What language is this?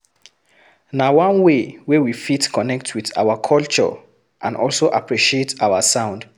Nigerian Pidgin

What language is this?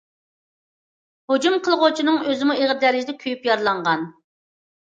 Uyghur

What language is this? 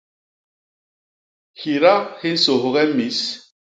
Basaa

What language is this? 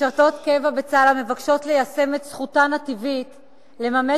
Hebrew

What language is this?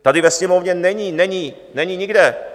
Czech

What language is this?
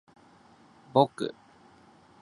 Japanese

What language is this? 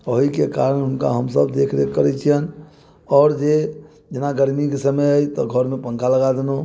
Maithili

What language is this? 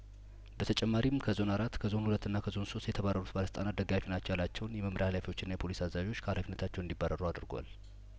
Amharic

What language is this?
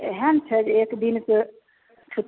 Maithili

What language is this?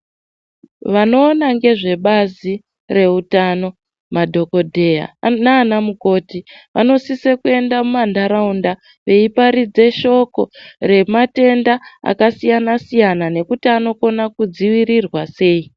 Ndau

